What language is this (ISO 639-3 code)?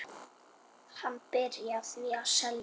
isl